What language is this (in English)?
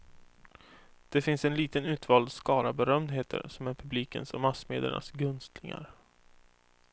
Swedish